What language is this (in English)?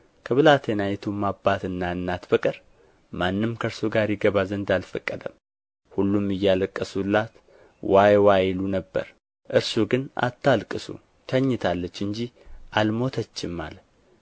Amharic